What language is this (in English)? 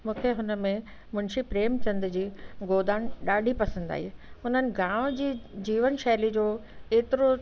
Sindhi